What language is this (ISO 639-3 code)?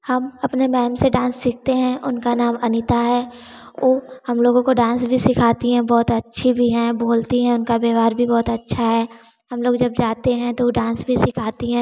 hin